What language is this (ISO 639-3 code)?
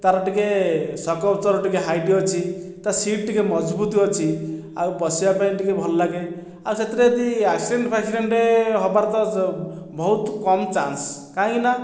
ori